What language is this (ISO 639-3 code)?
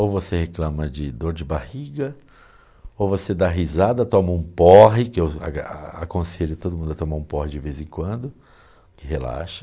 por